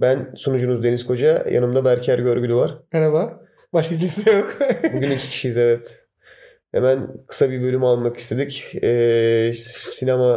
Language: Turkish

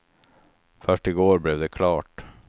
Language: Swedish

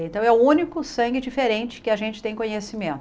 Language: Portuguese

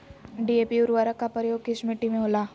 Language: Magahi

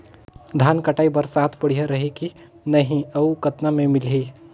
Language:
Chhattisgarhi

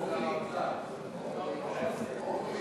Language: Hebrew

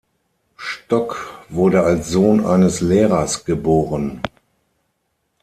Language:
German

